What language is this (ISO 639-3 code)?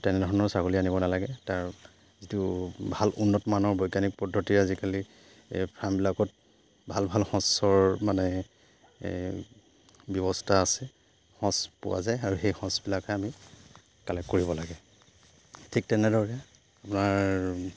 asm